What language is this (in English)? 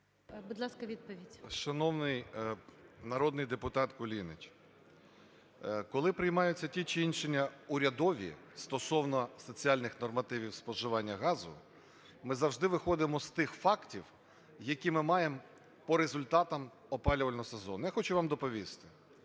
Ukrainian